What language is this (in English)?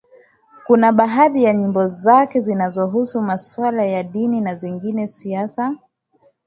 Swahili